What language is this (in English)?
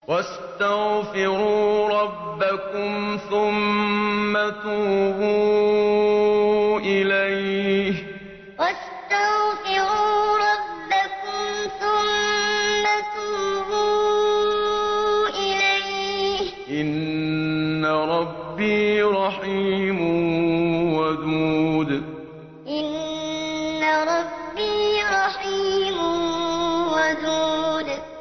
Arabic